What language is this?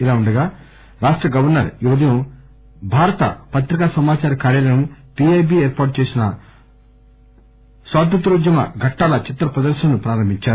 Telugu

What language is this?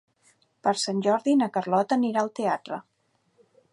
Catalan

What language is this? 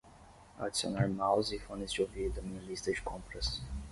Portuguese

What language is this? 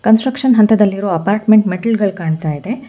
Kannada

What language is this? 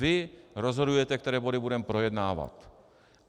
Czech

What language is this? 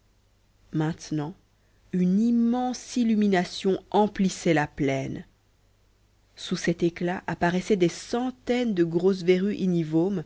French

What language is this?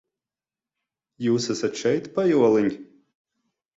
Latvian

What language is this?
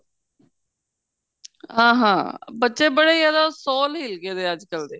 Punjabi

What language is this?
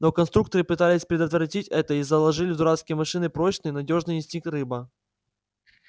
Russian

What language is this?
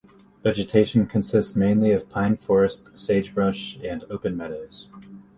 English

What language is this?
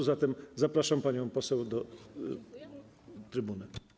Polish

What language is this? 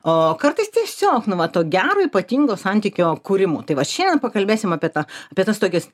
Lithuanian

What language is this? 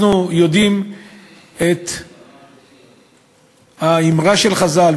Hebrew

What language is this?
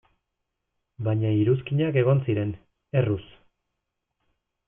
Basque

